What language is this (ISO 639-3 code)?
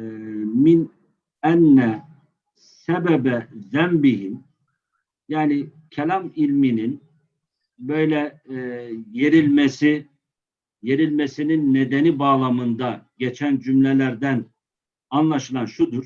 tur